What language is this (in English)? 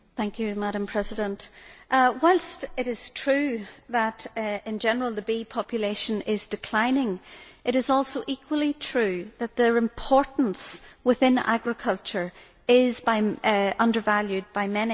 English